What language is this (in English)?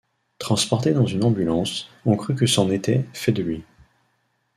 French